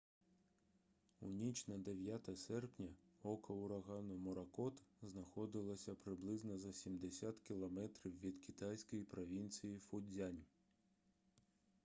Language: Ukrainian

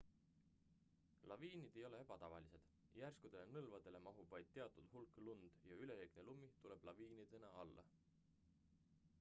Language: Estonian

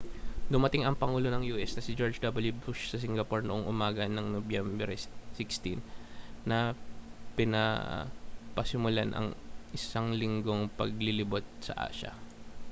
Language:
Filipino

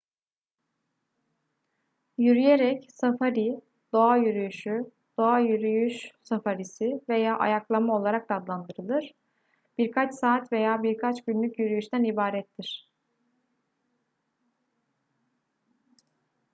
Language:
Turkish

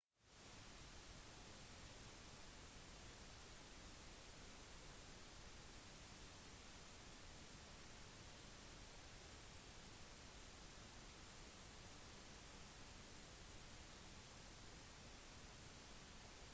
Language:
Norwegian Bokmål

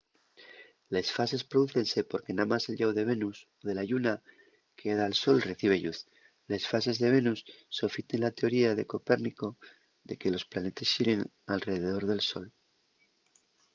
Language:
Asturian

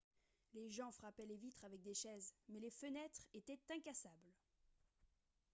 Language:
French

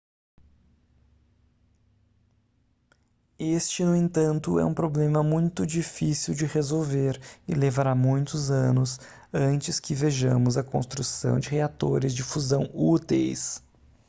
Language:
Portuguese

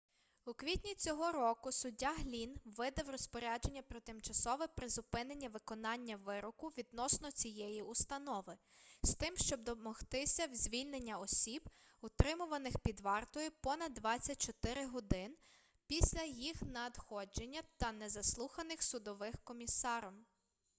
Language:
Ukrainian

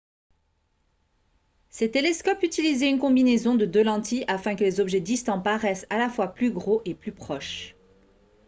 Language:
French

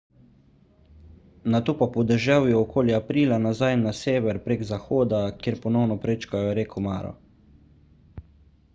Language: Slovenian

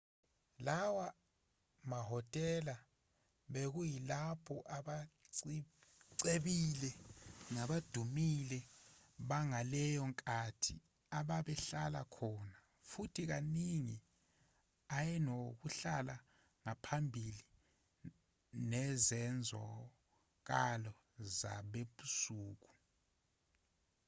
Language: Zulu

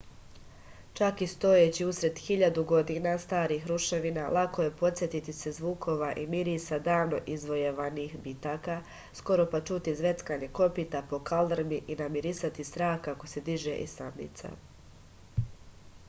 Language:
Serbian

